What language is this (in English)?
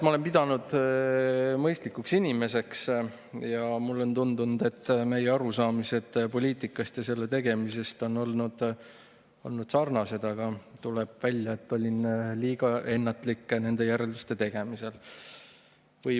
Estonian